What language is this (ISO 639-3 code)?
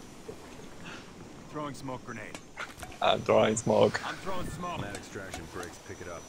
nld